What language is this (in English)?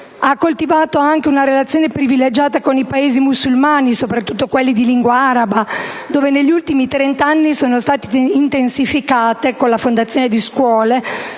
Italian